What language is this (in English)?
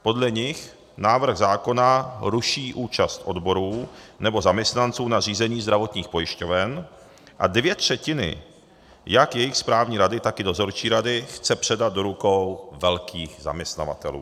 Czech